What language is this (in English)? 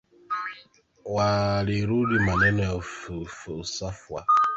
Swahili